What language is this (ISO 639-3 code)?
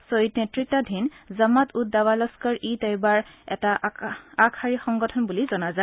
asm